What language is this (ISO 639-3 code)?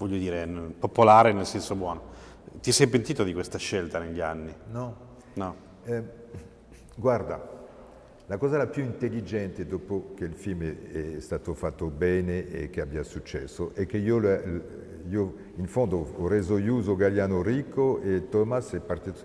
ita